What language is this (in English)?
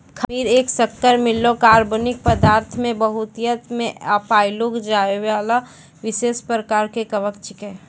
Maithili